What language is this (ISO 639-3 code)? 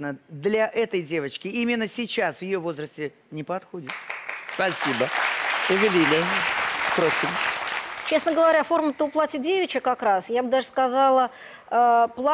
rus